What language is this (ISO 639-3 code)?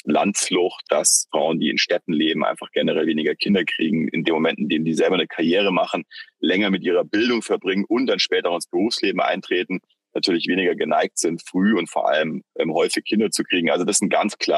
deu